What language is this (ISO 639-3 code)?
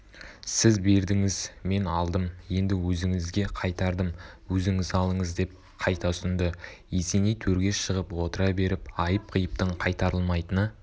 kaz